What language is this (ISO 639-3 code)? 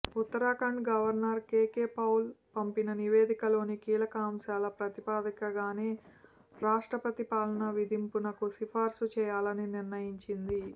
tel